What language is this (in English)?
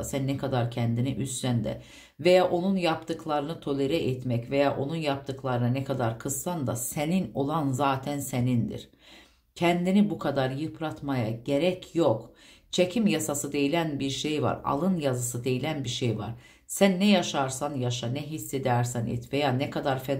Turkish